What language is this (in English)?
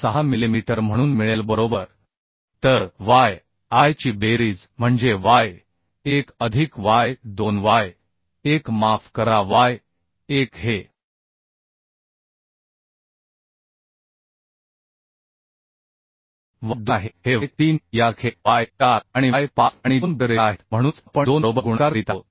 Marathi